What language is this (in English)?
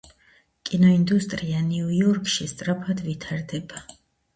Georgian